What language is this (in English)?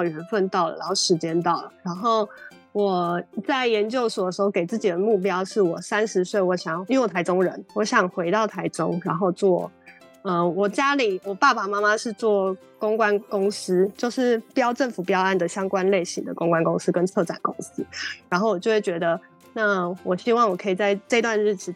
Chinese